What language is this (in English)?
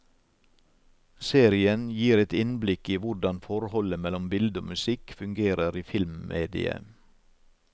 Norwegian